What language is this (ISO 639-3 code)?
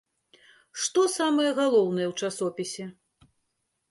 bel